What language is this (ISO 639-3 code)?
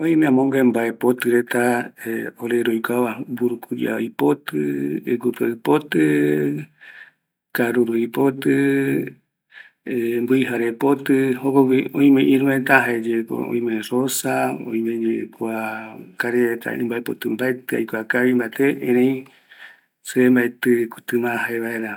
gui